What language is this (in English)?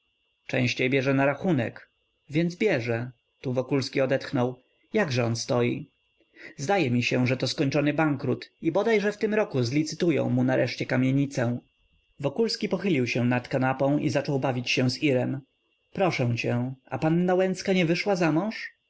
Polish